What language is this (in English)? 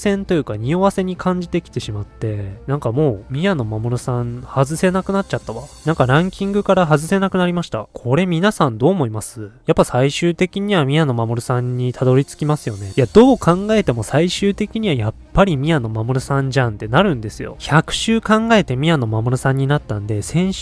Japanese